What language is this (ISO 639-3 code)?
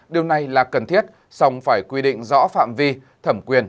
vie